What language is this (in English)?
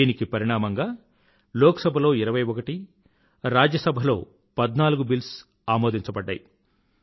Telugu